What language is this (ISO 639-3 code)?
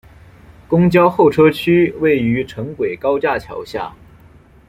zho